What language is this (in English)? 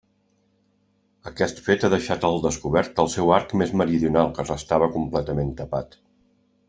Catalan